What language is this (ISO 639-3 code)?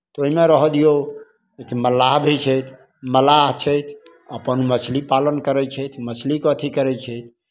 mai